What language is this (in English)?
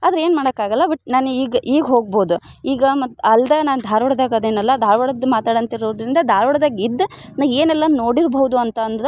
Kannada